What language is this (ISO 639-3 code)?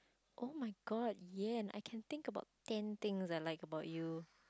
eng